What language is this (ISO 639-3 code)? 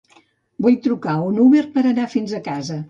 cat